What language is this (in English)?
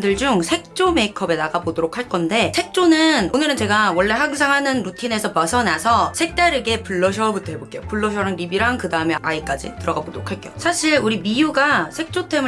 Korean